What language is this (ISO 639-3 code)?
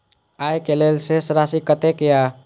mai